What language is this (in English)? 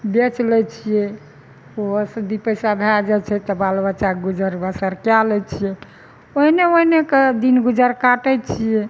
Maithili